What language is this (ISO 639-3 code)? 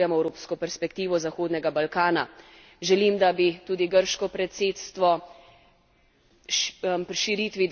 slv